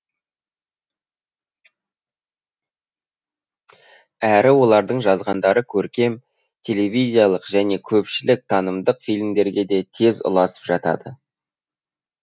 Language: Kazakh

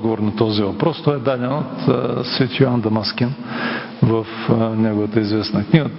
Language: Bulgarian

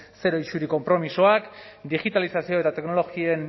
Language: Basque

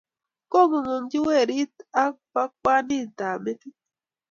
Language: Kalenjin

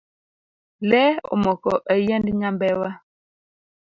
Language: Luo (Kenya and Tanzania)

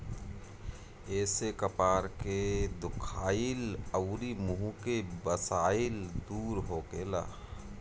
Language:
Bhojpuri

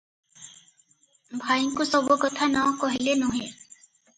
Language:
Odia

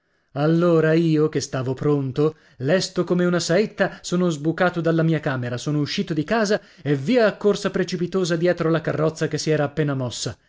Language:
Italian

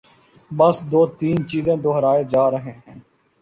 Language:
Urdu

